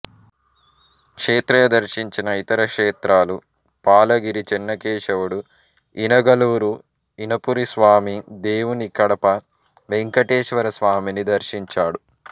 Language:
Telugu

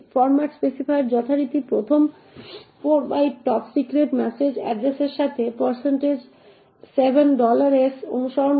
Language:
Bangla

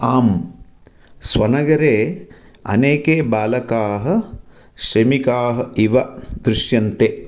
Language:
Sanskrit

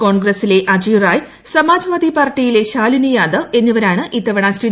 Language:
Malayalam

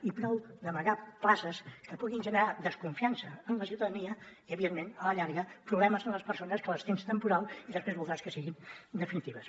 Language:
Catalan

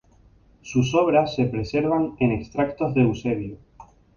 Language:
Spanish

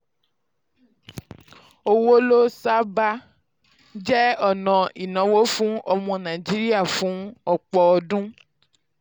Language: Yoruba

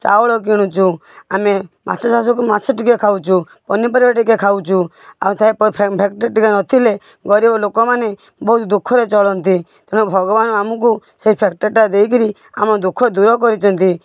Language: Odia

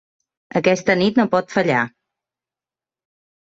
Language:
Catalan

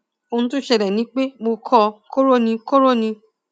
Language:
Yoruba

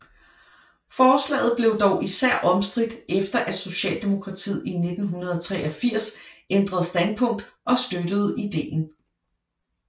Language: Danish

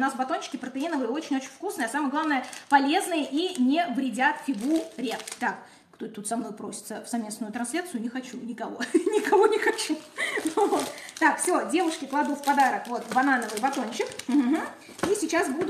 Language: Russian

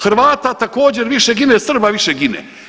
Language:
Croatian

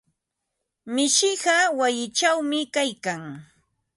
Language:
Ambo-Pasco Quechua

